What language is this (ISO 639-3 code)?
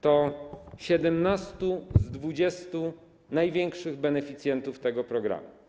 pol